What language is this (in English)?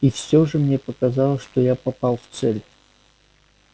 Russian